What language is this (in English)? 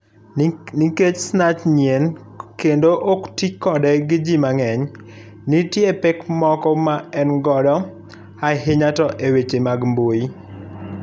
Luo (Kenya and Tanzania)